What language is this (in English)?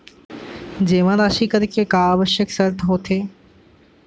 Chhattisgarhi